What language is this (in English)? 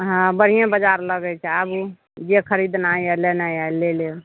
Maithili